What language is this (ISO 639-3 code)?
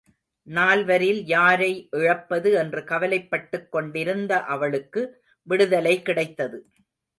tam